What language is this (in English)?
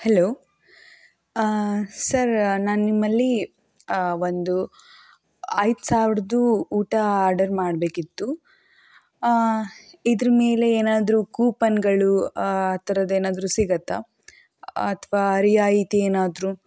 Kannada